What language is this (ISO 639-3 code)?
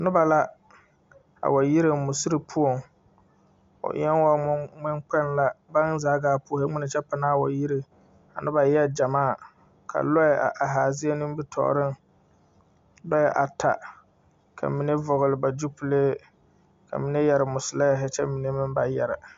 dga